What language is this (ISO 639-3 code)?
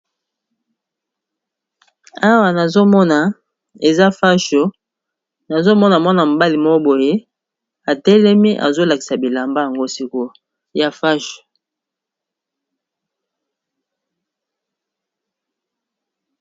lin